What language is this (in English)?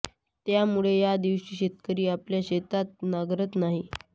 Marathi